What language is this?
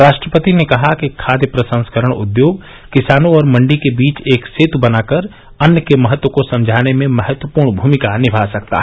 Hindi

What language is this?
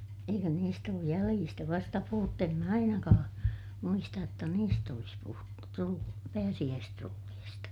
Finnish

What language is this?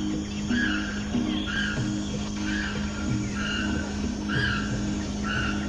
Spanish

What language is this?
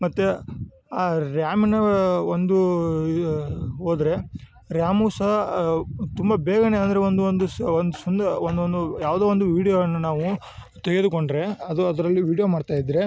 Kannada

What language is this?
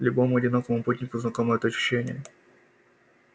Russian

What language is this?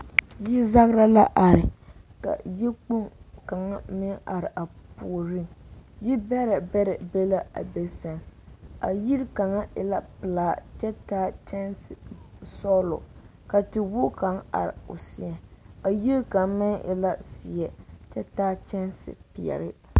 Southern Dagaare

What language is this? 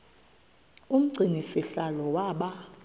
Xhosa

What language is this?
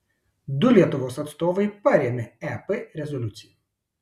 Lithuanian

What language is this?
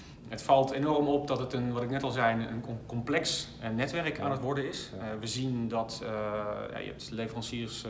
Dutch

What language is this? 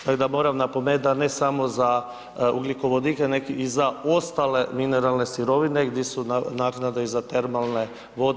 Croatian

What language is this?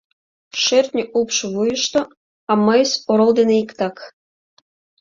Mari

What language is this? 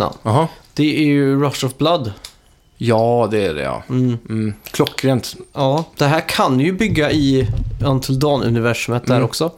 Swedish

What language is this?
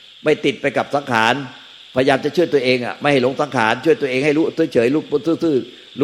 Thai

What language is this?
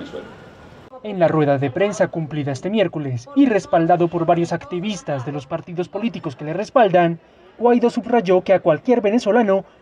Spanish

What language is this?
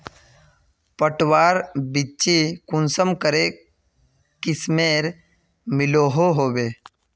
Magahi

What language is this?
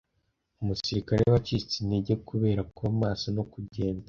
Kinyarwanda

